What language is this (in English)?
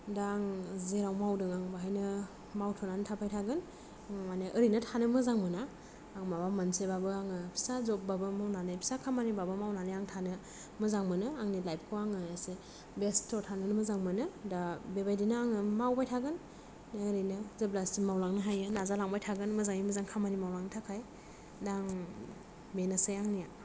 Bodo